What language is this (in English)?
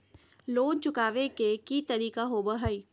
Magahi